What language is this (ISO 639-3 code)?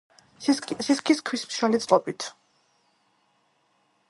kat